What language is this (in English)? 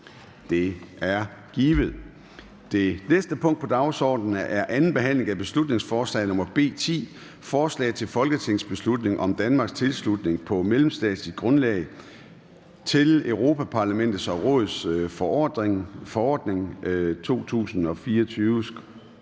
Danish